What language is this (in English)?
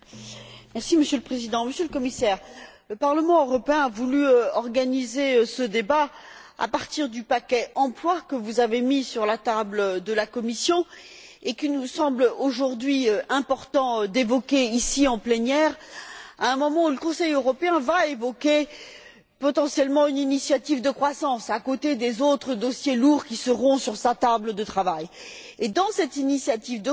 French